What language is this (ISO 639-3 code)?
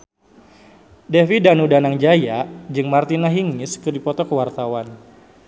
sun